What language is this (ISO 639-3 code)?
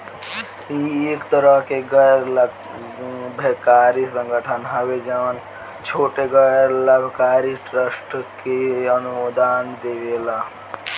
bho